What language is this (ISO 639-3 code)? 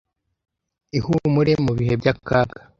kin